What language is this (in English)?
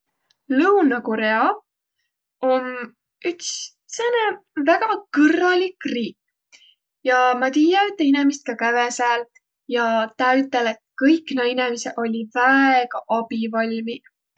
Võro